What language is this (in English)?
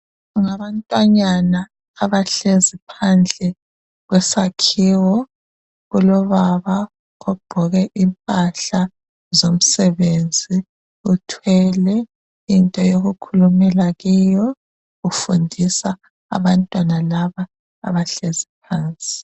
North Ndebele